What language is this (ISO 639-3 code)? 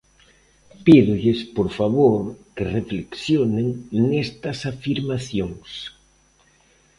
glg